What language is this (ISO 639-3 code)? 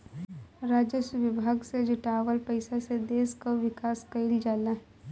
bho